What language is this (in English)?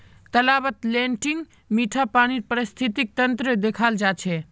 Magahi